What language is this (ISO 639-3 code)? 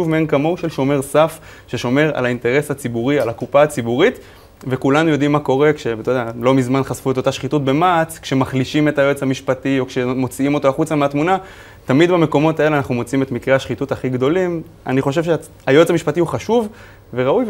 heb